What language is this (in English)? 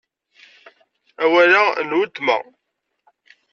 Kabyle